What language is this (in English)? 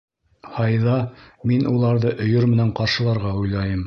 Bashkir